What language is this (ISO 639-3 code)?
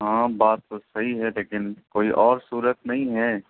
urd